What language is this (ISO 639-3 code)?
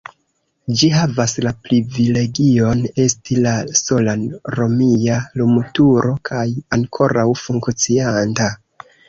epo